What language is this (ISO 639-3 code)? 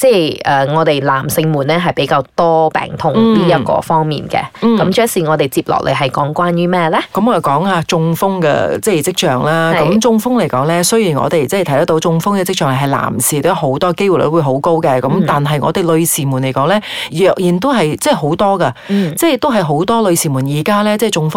zho